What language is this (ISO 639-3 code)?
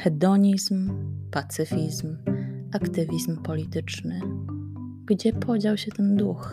pol